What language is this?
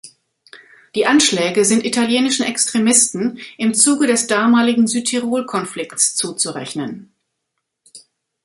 German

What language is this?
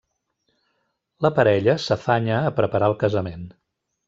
Catalan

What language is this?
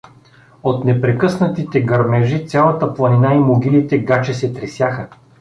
Bulgarian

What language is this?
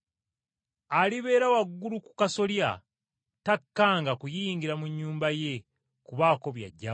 Ganda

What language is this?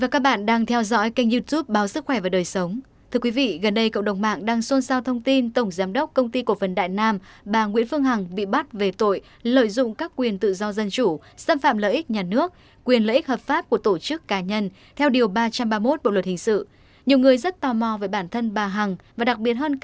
Vietnamese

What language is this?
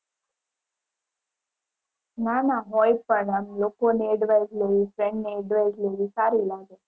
Gujarati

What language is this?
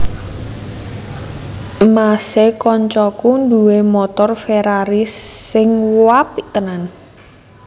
Javanese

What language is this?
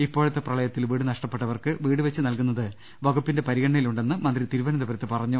Malayalam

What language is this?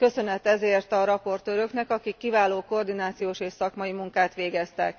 Hungarian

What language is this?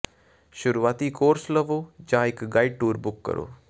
Punjabi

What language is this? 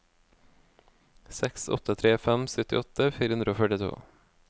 Norwegian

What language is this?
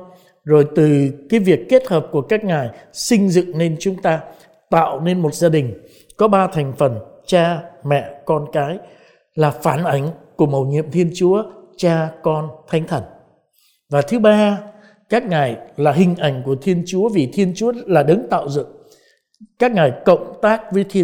Vietnamese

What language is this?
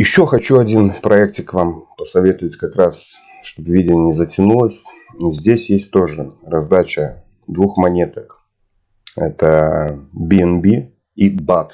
Russian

